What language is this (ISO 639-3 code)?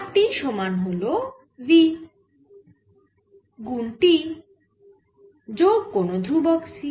ben